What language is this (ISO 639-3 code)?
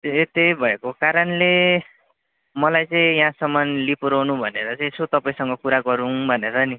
nep